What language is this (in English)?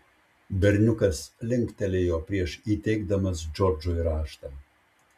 Lithuanian